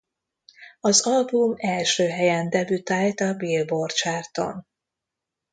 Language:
Hungarian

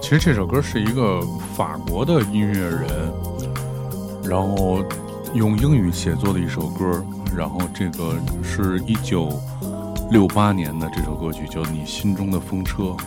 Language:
Chinese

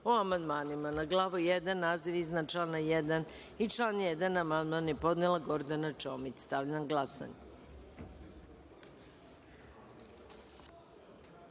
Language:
Serbian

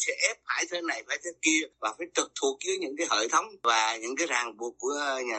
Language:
Vietnamese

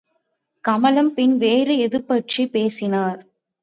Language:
Tamil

